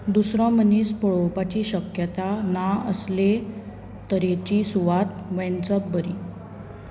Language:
Konkani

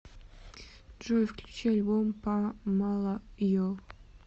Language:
Russian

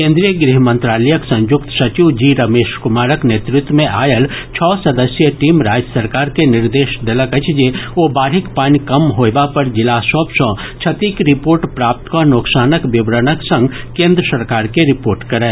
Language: Maithili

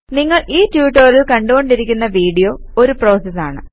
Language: Malayalam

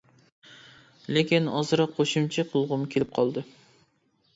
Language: Uyghur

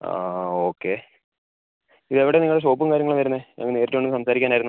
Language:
Malayalam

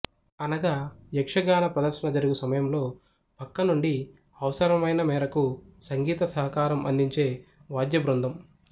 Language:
Telugu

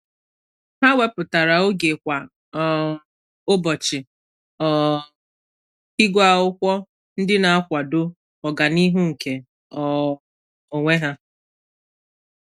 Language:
Igbo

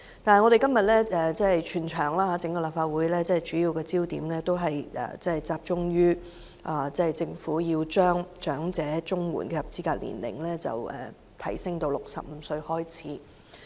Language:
Cantonese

